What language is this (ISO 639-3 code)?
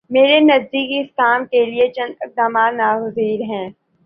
urd